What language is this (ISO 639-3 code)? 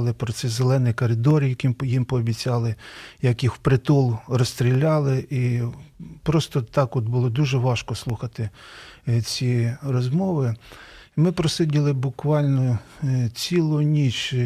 ukr